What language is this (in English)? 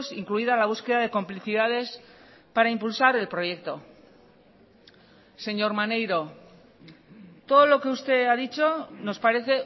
Spanish